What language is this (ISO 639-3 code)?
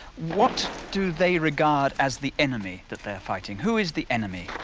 eng